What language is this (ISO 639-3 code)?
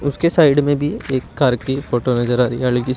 hin